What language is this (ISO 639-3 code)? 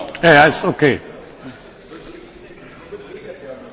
ita